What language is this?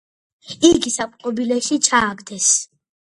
Georgian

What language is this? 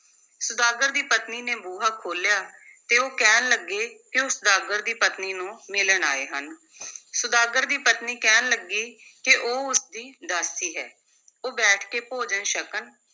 Punjabi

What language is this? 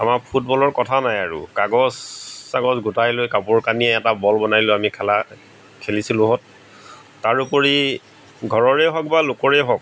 Assamese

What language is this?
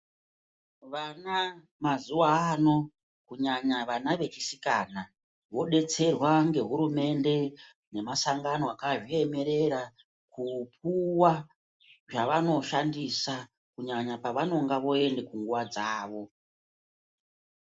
Ndau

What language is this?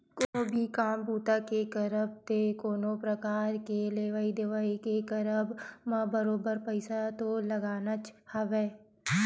Chhattisgarhi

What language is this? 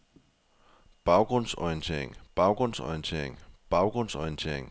Danish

